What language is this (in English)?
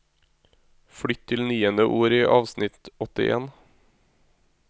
Norwegian